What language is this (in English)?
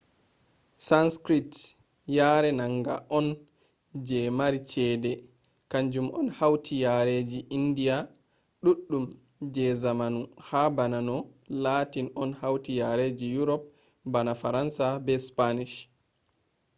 Fula